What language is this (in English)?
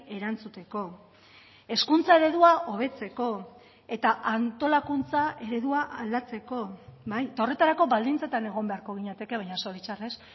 Basque